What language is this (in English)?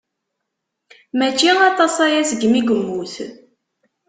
Kabyle